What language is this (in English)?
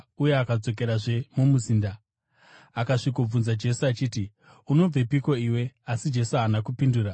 Shona